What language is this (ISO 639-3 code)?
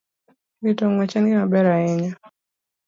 luo